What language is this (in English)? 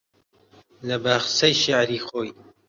Central Kurdish